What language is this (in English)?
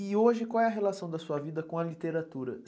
Portuguese